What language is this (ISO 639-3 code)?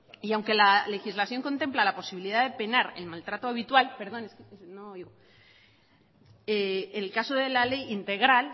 spa